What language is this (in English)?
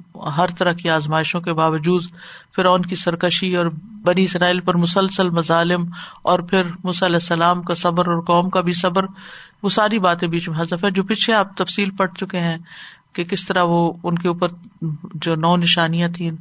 Urdu